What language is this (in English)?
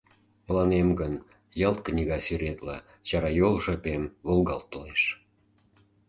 Mari